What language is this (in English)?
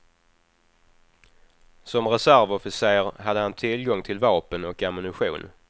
Swedish